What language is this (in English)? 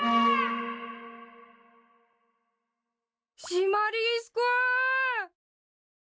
Japanese